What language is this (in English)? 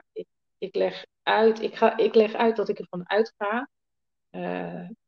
Dutch